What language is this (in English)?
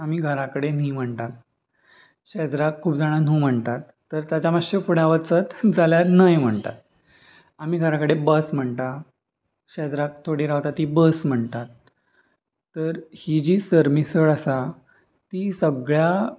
Konkani